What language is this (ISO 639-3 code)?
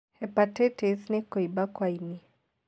kik